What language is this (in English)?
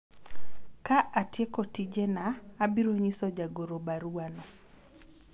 Luo (Kenya and Tanzania)